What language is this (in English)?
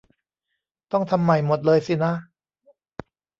Thai